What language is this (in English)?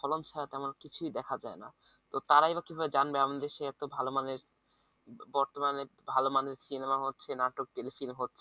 Bangla